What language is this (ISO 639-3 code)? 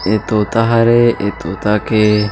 hne